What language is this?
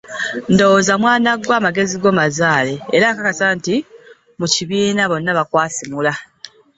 Ganda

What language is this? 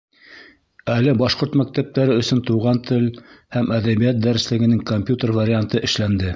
Bashkir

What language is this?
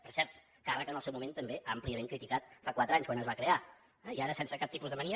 Catalan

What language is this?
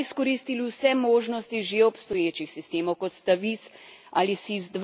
Slovenian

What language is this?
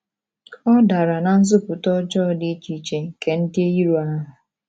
Igbo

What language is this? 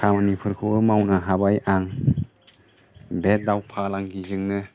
Bodo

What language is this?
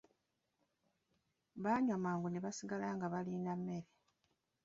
Ganda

